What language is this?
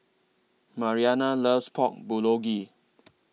English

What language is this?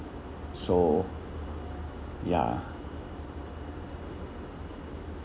English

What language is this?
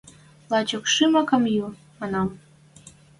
Western Mari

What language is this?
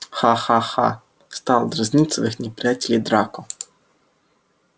Russian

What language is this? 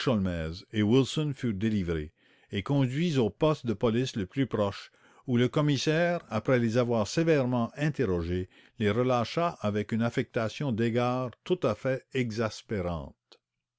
French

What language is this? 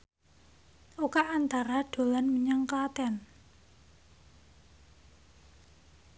Javanese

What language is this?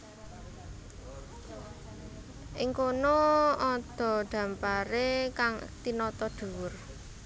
Javanese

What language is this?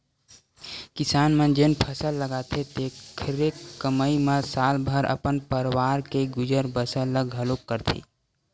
Chhattisgarhi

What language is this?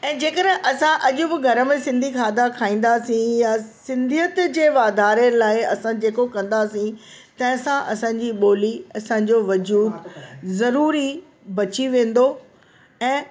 Sindhi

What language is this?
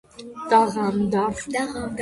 Georgian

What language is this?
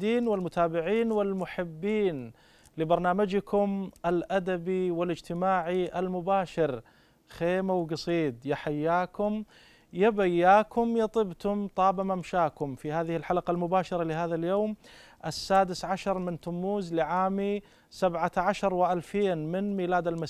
Arabic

